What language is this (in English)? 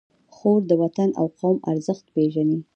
Pashto